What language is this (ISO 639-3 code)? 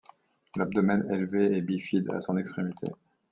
fra